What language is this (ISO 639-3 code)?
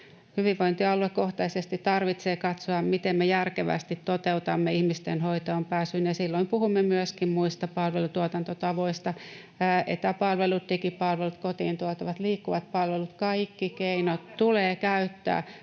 fin